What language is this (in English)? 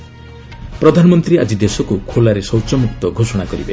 Odia